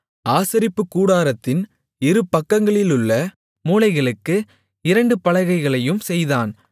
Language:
Tamil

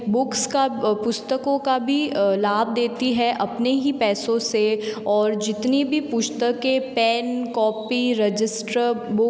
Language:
Hindi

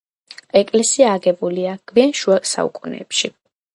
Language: Georgian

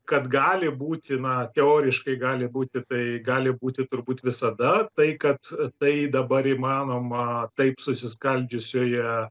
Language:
Lithuanian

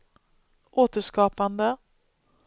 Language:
Swedish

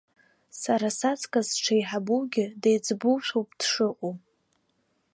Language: Abkhazian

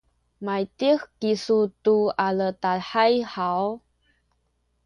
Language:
Sakizaya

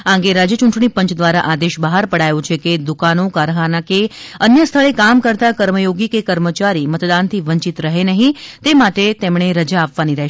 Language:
Gujarati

